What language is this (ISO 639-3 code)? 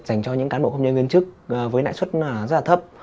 vie